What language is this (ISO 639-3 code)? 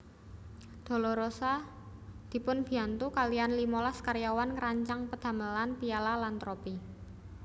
jav